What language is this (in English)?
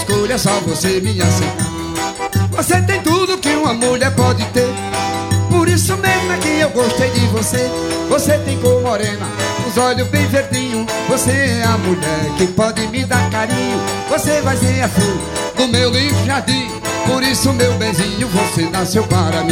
Portuguese